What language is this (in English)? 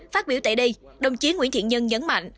Vietnamese